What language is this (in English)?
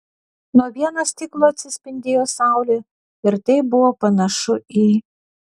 Lithuanian